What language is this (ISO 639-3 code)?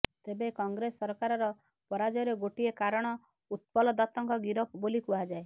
ori